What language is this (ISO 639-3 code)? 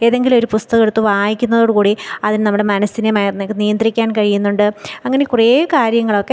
mal